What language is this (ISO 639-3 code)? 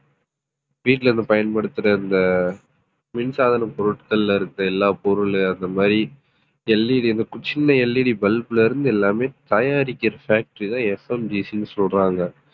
tam